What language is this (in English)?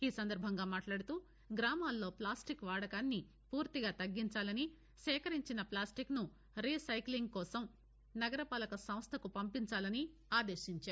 Telugu